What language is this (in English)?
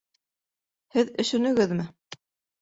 Bashkir